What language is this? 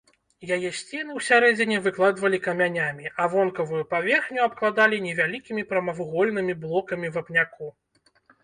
Belarusian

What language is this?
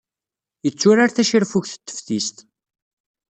Kabyle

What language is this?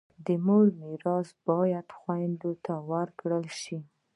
Pashto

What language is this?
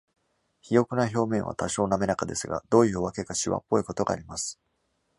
Japanese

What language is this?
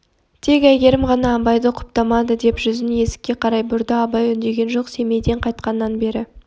Kazakh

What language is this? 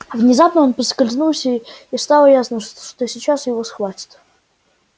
Russian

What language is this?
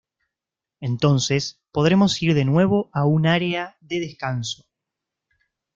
Spanish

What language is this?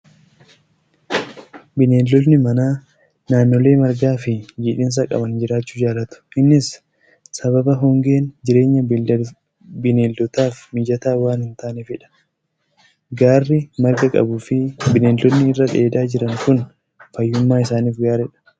Oromo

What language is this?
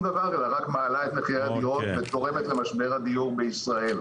Hebrew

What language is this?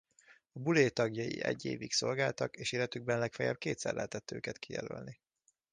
Hungarian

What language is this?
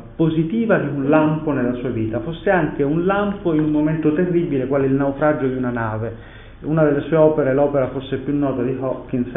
Italian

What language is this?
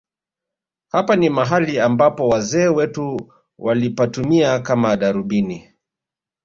Swahili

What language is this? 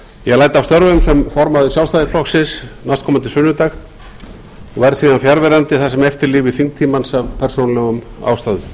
Icelandic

